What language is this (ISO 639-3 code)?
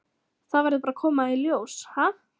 isl